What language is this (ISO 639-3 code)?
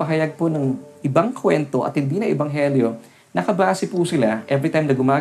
fil